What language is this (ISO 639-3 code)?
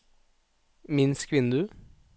nor